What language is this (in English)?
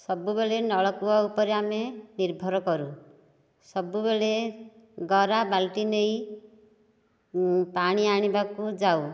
Odia